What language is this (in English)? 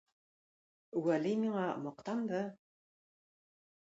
Tatar